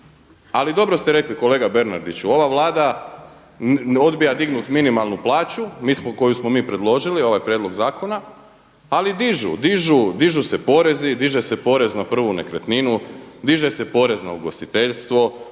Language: Croatian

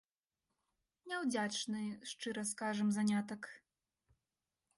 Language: Belarusian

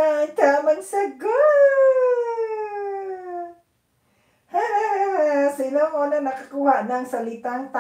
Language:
Filipino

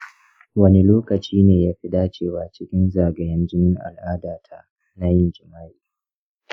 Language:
Hausa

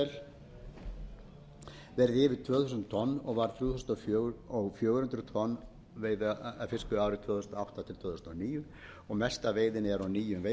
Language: Icelandic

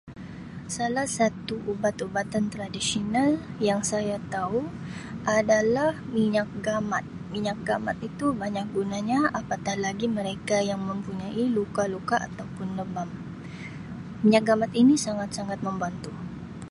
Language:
Sabah Malay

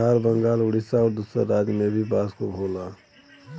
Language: Bhojpuri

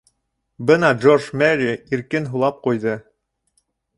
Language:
Bashkir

